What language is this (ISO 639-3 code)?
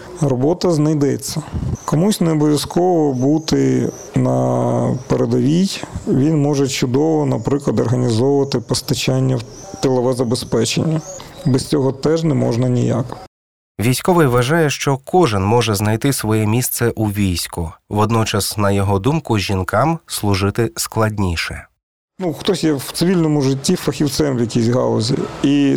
ukr